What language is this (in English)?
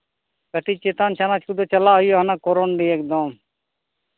Santali